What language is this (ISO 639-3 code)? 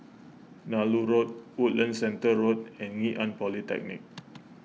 eng